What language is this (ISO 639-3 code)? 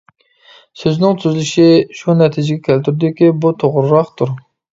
uig